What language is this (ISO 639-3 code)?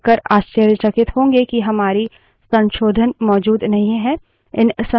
hin